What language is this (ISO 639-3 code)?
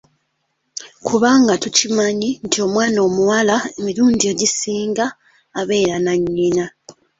lug